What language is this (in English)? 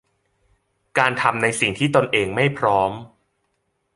Thai